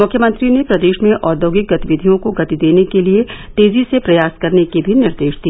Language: Hindi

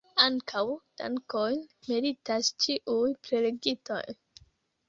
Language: Esperanto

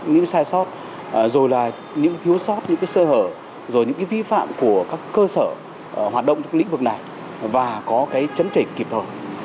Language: Vietnamese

